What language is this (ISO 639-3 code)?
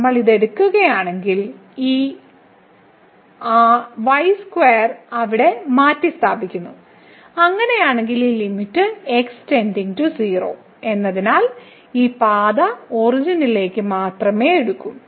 mal